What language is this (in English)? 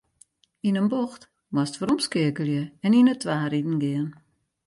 Western Frisian